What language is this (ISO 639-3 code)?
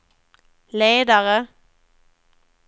swe